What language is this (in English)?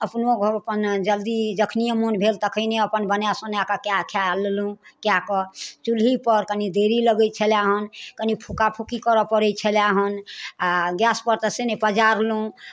Maithili